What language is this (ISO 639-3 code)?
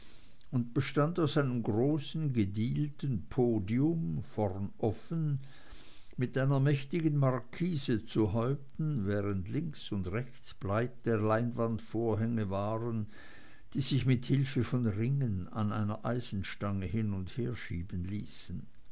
deu